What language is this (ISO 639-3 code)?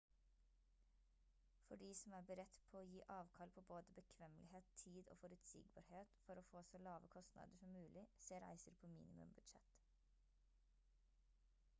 nob